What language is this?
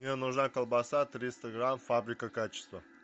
Russian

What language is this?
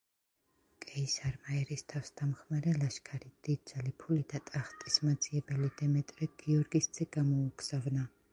Georgian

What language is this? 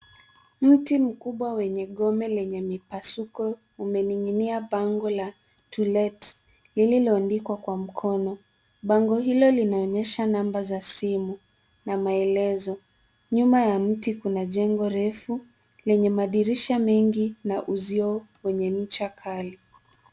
Swahili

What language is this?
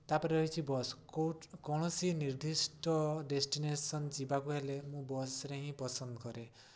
Odia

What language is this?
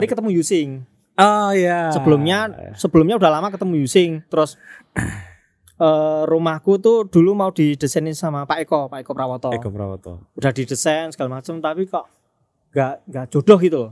Indonesian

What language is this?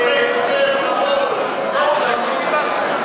Hebrew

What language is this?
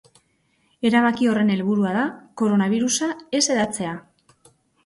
Basque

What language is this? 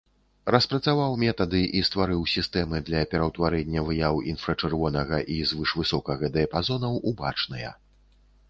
Belarusian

